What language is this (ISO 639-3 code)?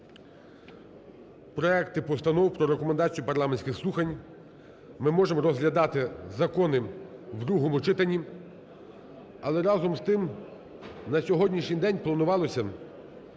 ukr